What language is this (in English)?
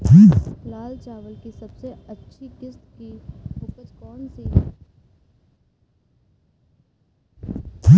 Hindi